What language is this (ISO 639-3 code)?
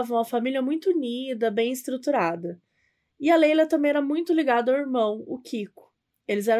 por